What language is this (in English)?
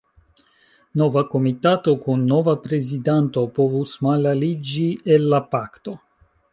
Esperanto